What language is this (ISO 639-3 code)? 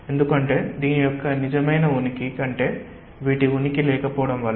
tel